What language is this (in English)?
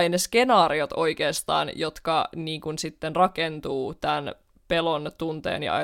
Finnish